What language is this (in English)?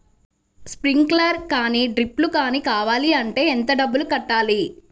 Telugu